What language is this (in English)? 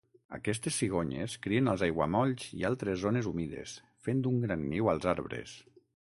Catalan